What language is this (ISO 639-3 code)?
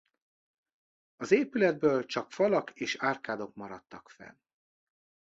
hun